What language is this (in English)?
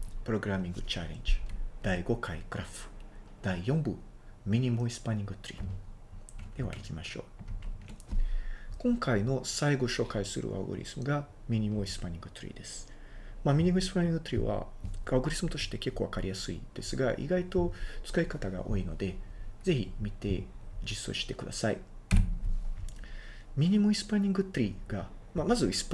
Japanese